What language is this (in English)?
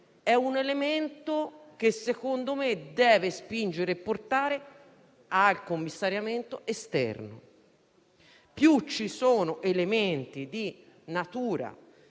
Italian